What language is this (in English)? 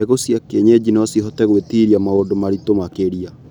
Kikuyu